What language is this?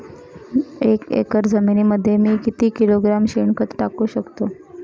Marathi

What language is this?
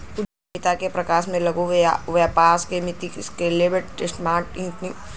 Bhojpuri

